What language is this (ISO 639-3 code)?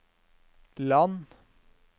nor